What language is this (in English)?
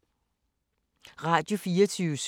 Danish